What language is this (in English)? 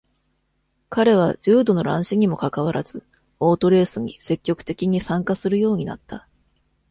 Japanese